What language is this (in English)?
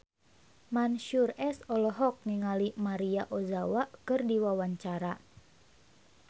Sundanese